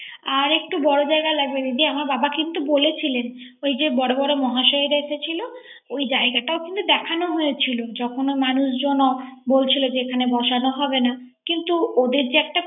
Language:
Bangla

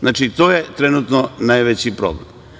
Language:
Serbian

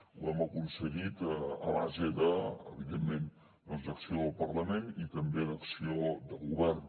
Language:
Catalan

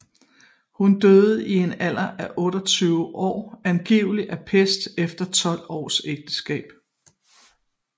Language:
Danish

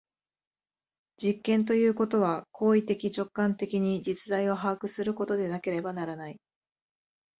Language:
Japanese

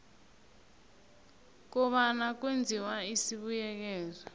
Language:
South Ndebele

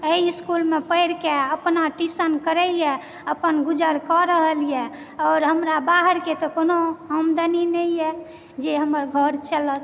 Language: Maithili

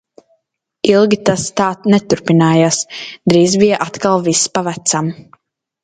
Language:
Latvian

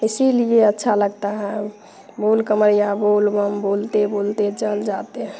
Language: Hindi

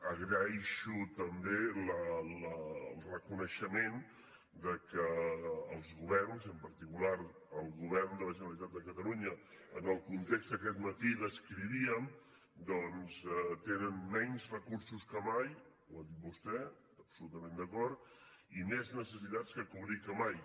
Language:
Catalan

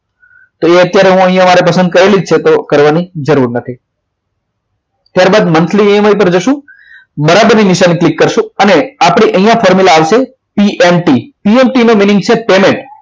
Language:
Gujarati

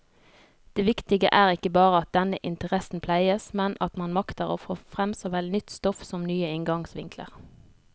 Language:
Norwegian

